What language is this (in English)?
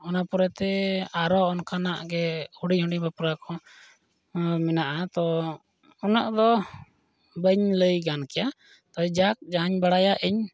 Santali